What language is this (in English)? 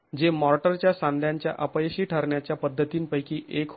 Marathi